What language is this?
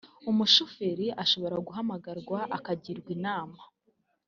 Kinyarwanda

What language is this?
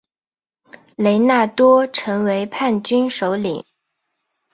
Chinese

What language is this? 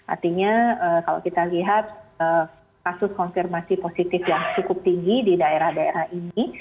Indonesian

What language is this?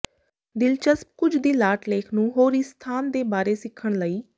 Punjabi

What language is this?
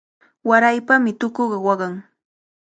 Cajatambo North Lima Quechua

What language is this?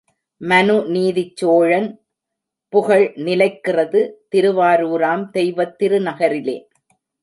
Tamil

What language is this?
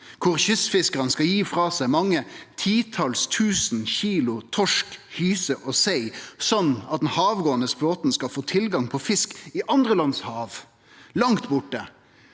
Norwegian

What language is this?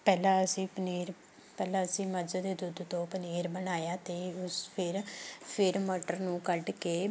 Punjabi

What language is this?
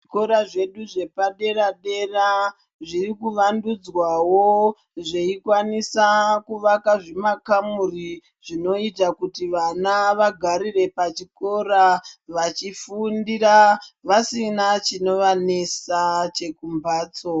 Ndau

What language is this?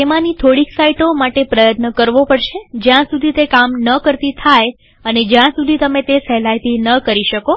Gujarati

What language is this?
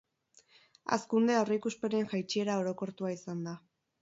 Basque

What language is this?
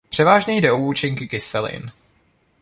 Czech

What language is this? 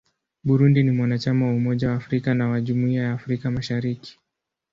Swahili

